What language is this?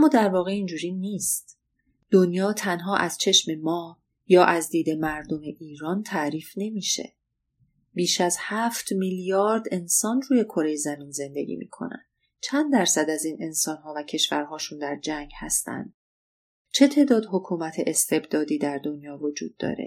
Persian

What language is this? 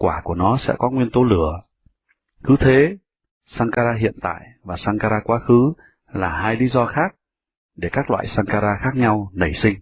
Vietnamese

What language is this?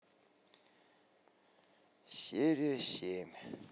Russian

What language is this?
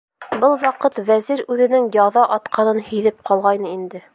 Bashkir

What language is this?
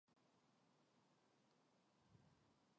Korean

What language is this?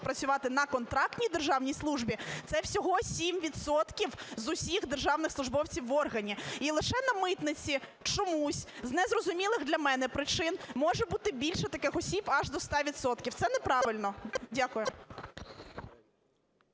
Ukrainian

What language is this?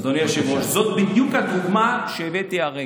Hebrew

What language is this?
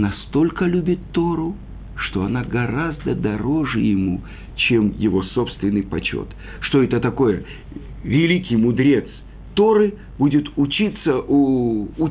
Russian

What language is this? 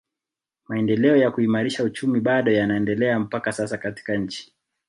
Swahili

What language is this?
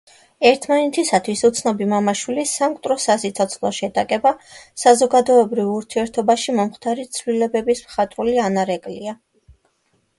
Georgian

